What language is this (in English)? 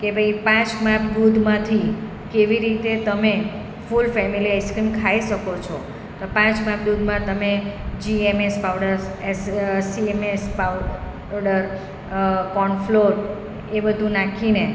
Gujarati